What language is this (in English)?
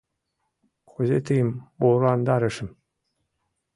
Mari